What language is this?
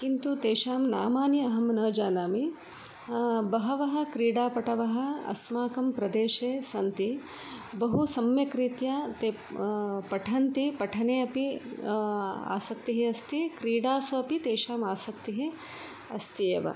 Sanskrit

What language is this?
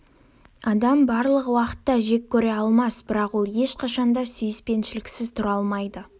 Kazakh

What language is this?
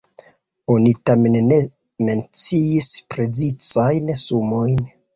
Esperanto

